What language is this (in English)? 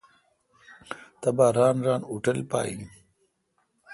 Kalkoti